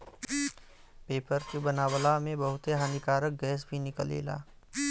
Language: Bhojpuri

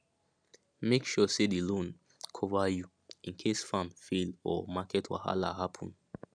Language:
Nigerian Pidgin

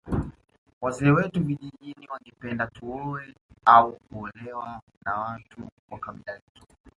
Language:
Swahili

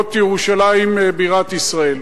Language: Hebrew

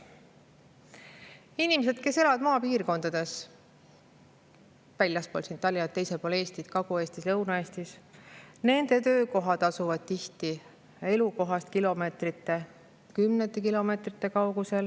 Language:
Estonian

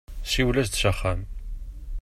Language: Kabyle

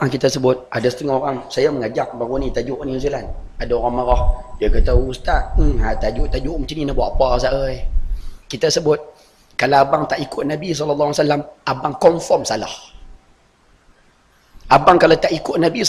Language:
Malay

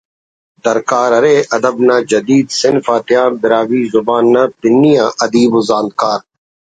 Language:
Brahui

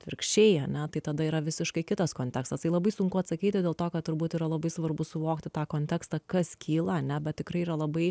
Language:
Lithuanian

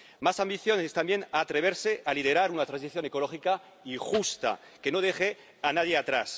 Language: Spanish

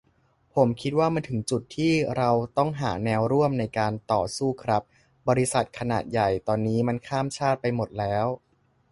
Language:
Thai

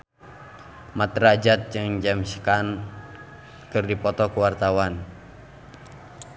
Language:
Sundanese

